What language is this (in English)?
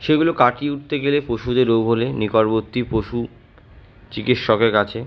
Bangla